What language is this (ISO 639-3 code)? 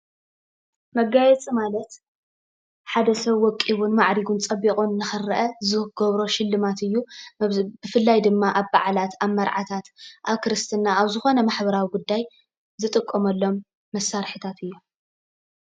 tir